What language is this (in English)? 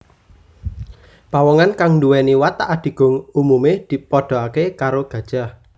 Javanese